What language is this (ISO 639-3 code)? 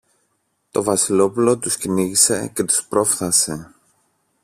ell